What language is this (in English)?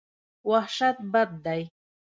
Pashto